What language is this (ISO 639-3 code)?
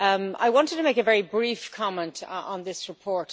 eng